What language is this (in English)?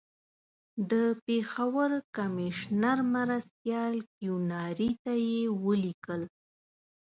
Pashto